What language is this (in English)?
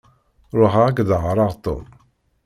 Kabyle